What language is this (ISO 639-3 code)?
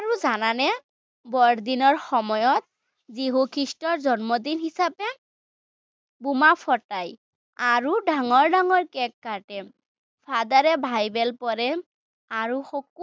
asm